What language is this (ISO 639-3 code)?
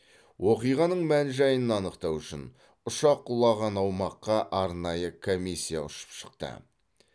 kaz